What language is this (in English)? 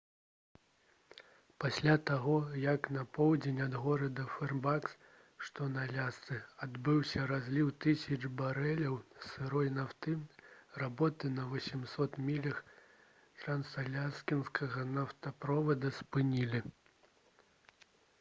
Belarusian